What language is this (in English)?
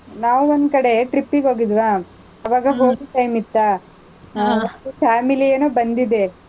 Kannada